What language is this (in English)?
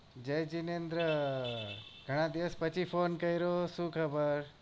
Gujarati